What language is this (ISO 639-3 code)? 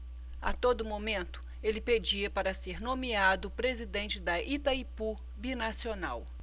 por